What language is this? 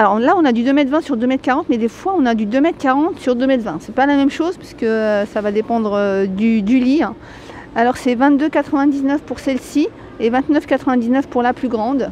French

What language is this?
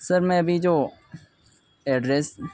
Urdu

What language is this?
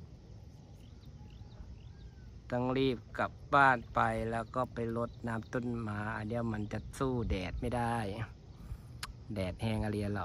Thai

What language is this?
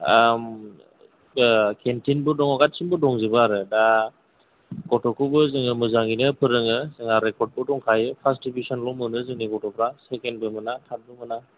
Bodo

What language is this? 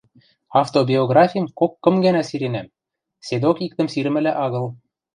Western Mari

